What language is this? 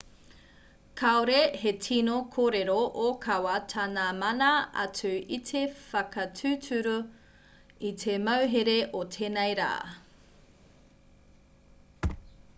Māori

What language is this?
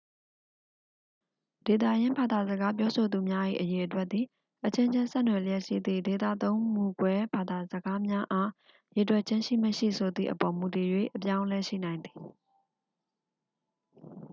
Burmese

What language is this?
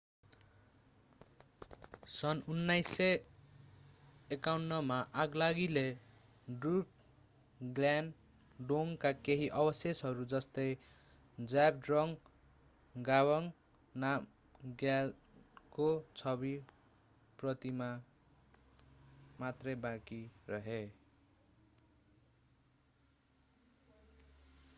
Nepali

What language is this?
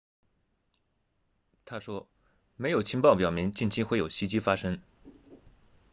Chinese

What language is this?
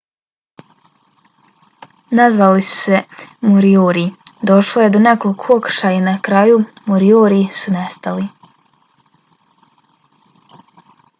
Bosnian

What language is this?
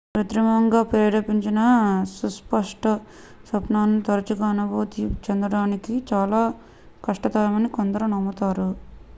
Telugu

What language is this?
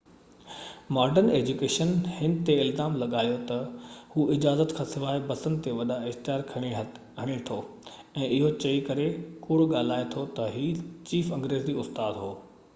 Sindhi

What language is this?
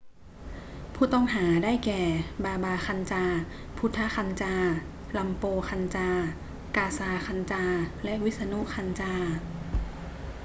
Thai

